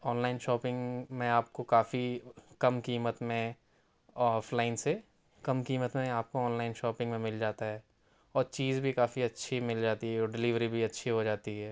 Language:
Urdu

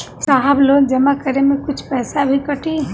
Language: Bhojpuri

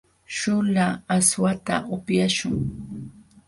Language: Jauja Wanca Quechua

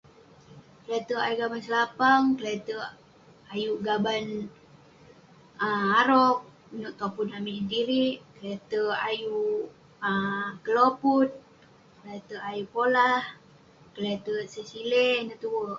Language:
Western Penan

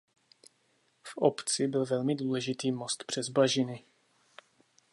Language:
Czech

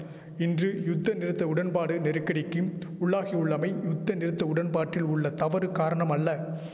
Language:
Tamil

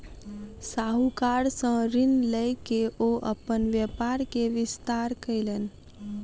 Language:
Maithili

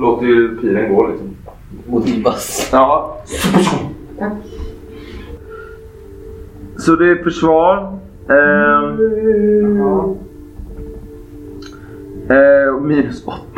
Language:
Swedish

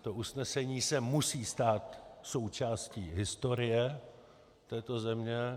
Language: Czech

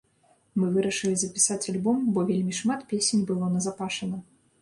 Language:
Belarusian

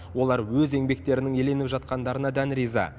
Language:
Kazakh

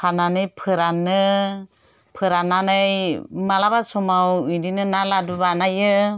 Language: Bodo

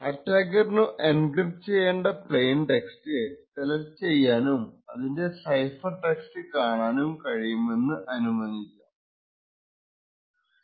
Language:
Malayalam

